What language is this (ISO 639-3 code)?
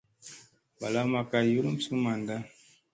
mse